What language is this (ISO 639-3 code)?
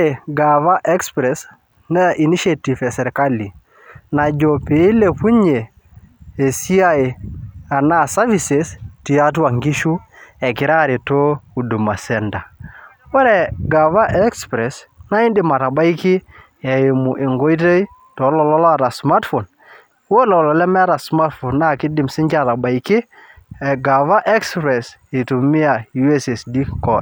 mas